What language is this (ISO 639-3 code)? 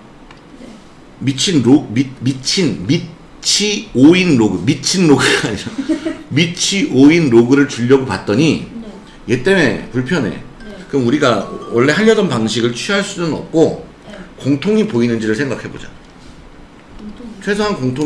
kor